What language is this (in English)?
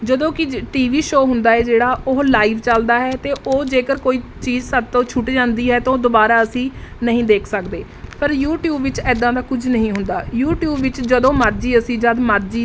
Punjabi